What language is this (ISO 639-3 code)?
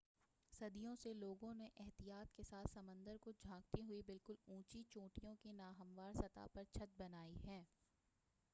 urd